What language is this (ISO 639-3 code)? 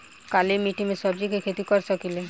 bho